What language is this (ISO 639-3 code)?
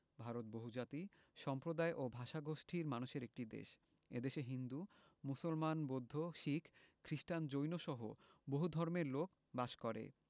ben